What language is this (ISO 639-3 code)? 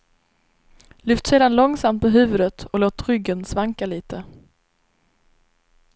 swe